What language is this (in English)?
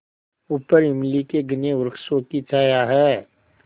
Hindi